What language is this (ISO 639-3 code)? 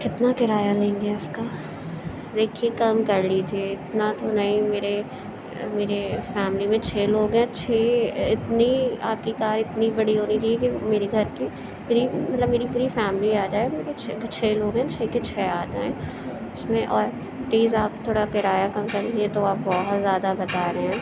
urd